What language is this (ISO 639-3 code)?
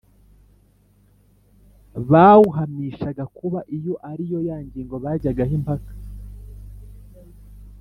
kin